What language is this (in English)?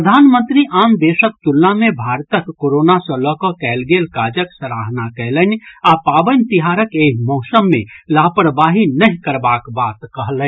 Maithili